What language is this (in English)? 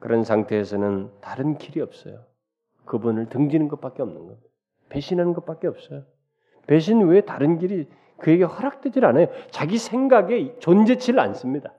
Korean